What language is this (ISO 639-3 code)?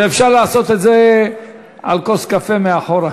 heb